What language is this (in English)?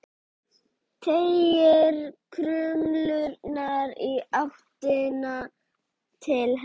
Icelandic